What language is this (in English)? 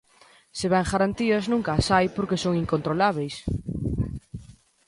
Galician